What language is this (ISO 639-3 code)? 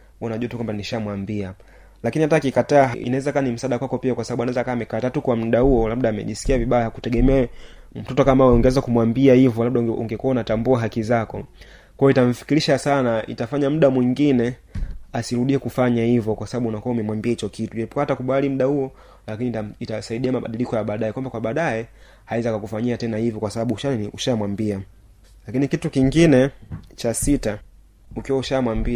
swa